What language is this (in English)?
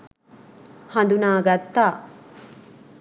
Sinhala